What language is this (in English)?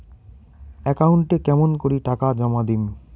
Bangla